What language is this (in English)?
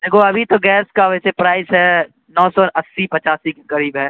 Urdu